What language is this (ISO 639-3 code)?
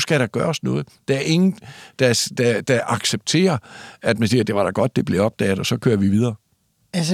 dan